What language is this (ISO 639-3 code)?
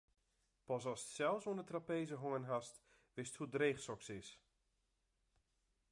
fry